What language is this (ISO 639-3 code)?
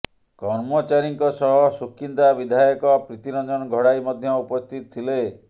ori